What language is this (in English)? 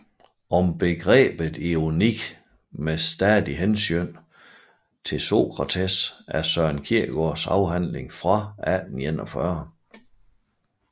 Danish